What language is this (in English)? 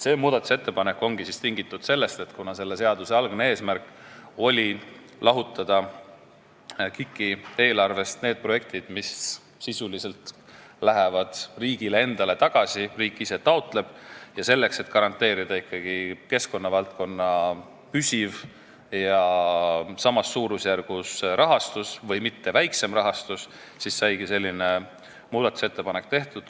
Estonian